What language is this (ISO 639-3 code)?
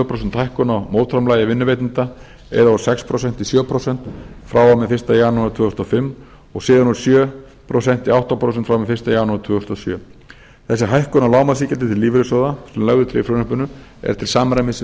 isl